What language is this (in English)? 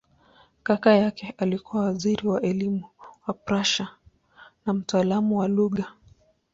Swahili